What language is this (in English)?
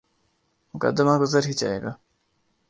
Urdu